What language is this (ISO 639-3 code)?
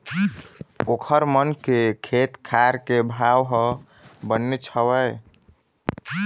hne